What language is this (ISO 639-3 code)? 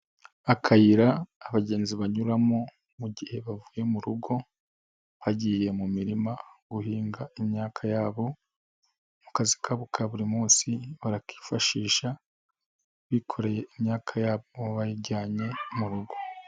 kin